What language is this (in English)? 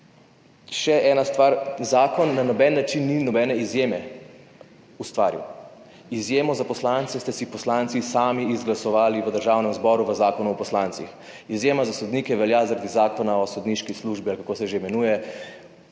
Slovenian